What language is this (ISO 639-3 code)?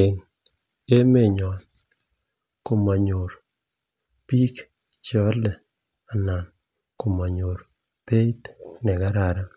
kln